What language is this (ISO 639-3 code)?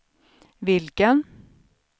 swe